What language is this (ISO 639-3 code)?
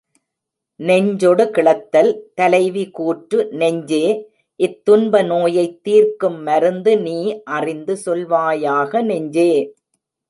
tam